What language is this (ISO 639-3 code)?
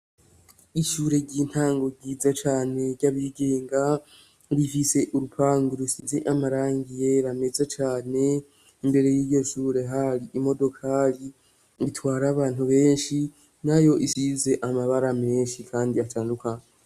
run